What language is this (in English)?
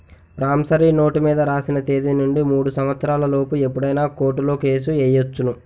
Telugu